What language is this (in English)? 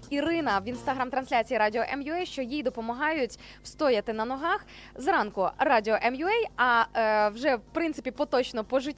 Ukrainian